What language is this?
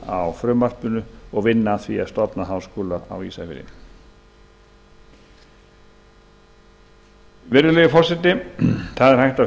Icelandic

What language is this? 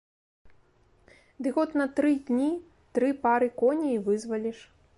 Belarusian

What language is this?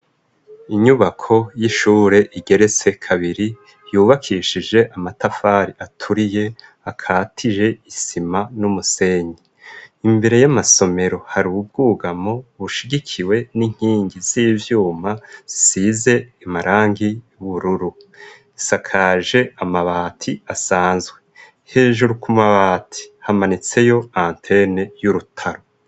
Rundi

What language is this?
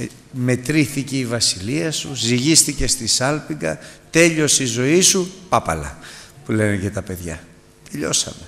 Greek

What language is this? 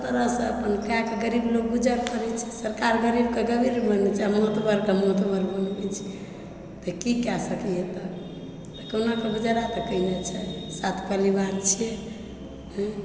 Maithili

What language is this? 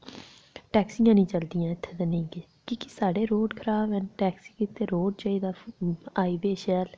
Dogri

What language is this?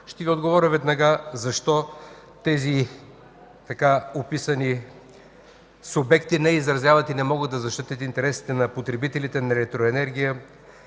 Bulgarian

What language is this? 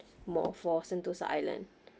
English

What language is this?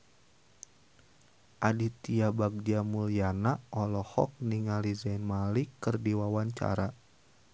Sundanese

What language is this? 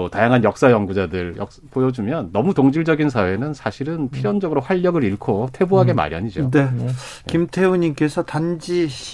Korean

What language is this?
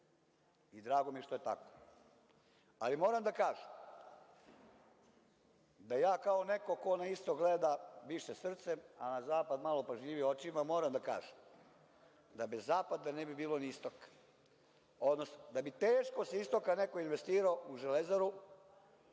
Serbian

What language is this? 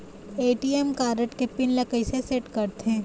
Chhattisgarhi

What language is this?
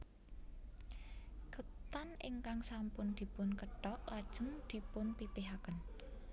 Javanese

